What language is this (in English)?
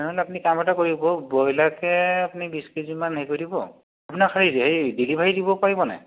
Assamese